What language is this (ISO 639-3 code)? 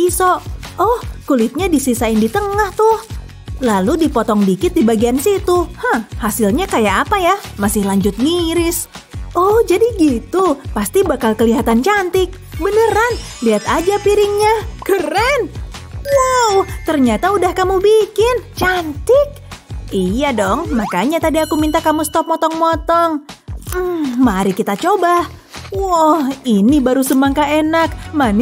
ind